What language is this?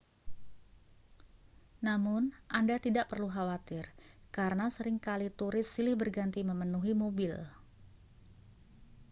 Indonesian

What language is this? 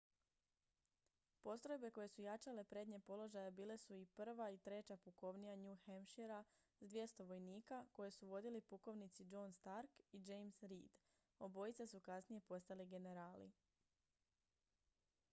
Croatian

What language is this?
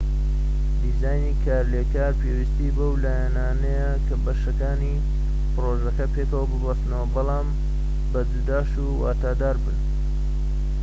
Central Kurdish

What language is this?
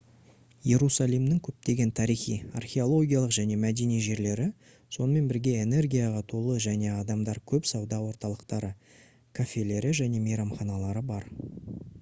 Kazakh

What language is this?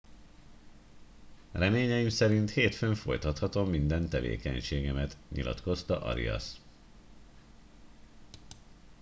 Hungarian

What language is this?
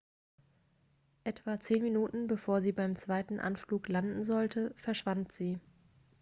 German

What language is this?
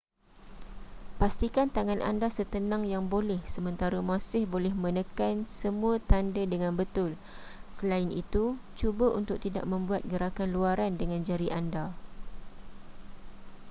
Malay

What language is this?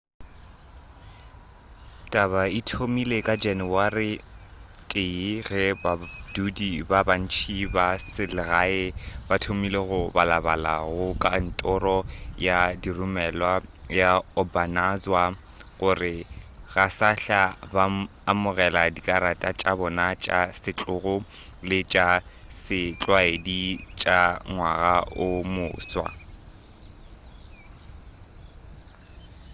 Northern Sotho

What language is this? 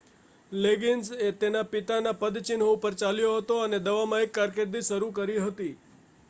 Gujarati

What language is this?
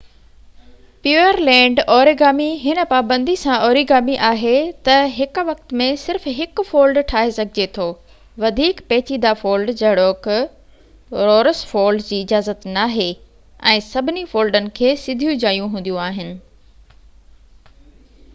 Sindhi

